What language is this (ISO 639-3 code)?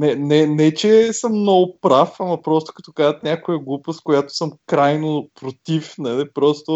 bul